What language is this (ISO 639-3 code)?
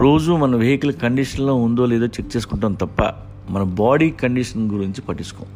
tel